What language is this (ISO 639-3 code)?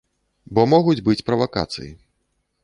bel